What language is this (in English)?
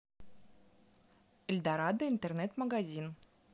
Russian